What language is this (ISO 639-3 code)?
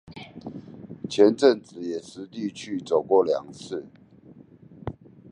zho